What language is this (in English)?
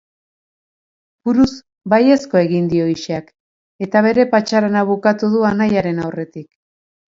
Basque